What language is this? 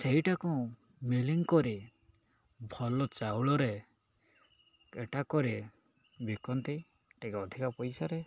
Odia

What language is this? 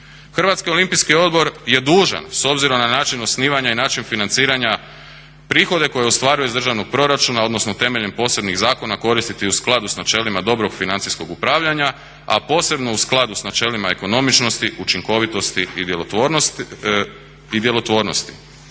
Croatian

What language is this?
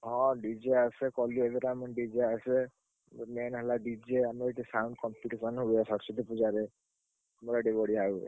Odia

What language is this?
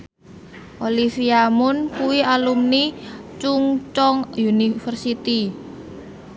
Javanese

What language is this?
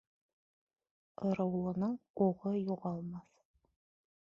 Bashkir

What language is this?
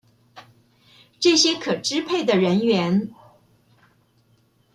Chinese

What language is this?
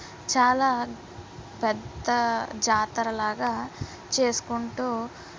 Telugu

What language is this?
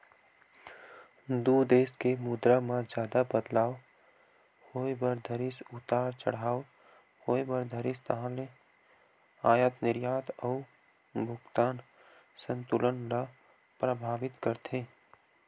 Chhattisgarhi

